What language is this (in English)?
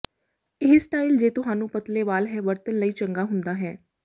Punjabi